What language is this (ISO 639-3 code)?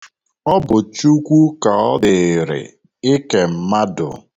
ibo